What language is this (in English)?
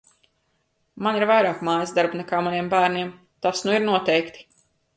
Latvian